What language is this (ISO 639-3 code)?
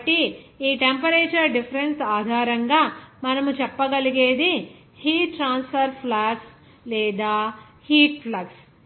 tel